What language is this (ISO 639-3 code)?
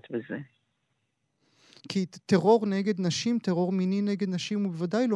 heb